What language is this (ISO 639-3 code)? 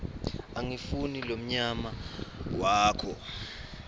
ssw